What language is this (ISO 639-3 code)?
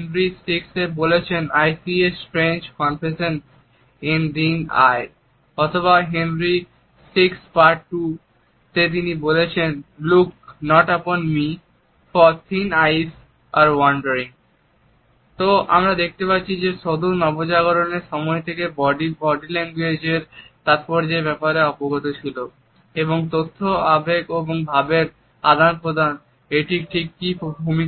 ben